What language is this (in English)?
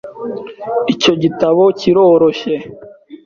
Kinyarwanda